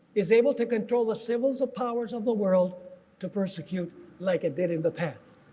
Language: English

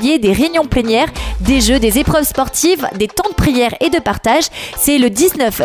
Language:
French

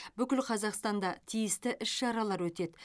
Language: Kazakh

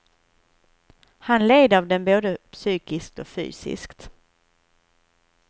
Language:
Swedish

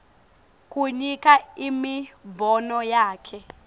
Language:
Swati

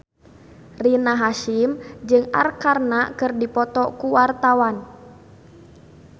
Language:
Sundanese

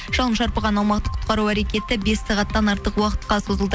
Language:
Kazakh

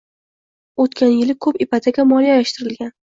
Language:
Uzbek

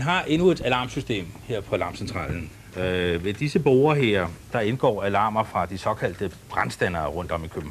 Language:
Danish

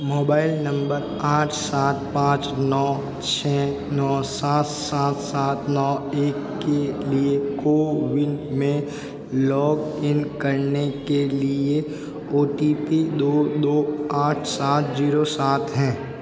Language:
Hindi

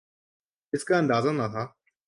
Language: Urdu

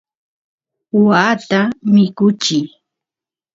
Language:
Santiago del Estero Quichua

